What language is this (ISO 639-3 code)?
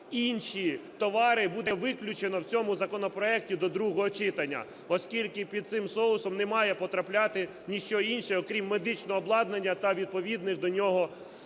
ukr